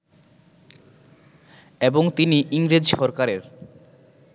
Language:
Bangla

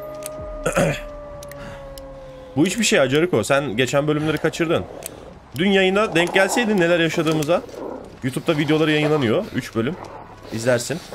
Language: Turkish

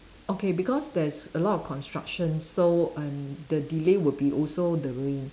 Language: English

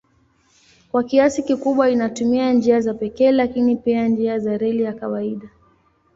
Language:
Swahili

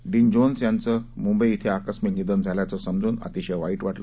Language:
Marathi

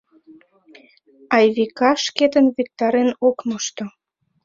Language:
Mari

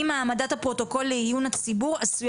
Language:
Hebrew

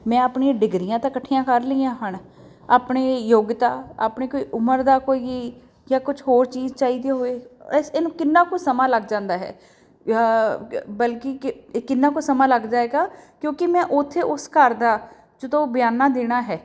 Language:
Punjabi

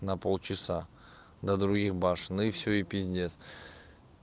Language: Russian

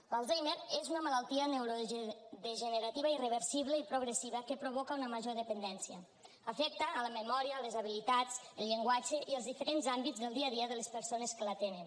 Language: Catalan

